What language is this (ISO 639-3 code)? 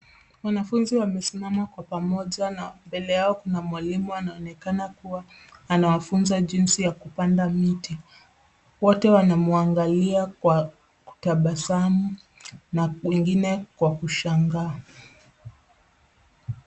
swa